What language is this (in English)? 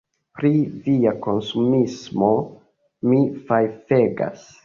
Esperanto